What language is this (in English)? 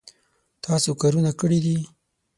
Pashto